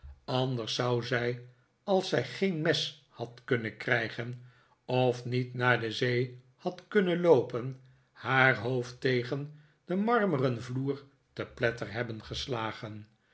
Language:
Dutch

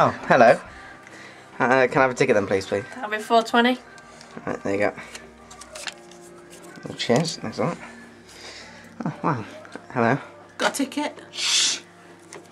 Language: English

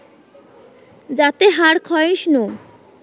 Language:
Bangla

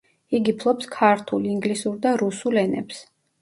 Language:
Georgian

